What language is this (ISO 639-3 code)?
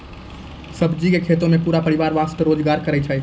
mai